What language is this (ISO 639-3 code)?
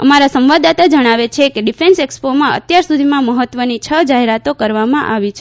guj